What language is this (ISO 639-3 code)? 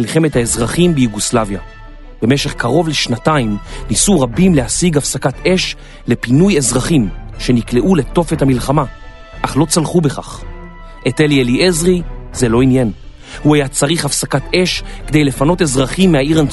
heb